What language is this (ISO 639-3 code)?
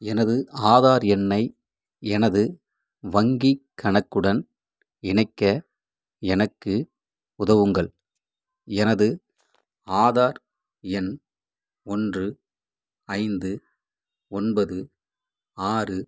tam